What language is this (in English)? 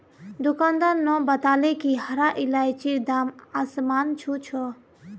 Magahi